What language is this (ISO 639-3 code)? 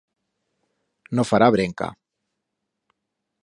arg